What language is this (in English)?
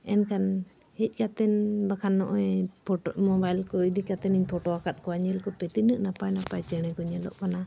Santali